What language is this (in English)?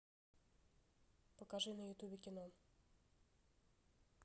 Russian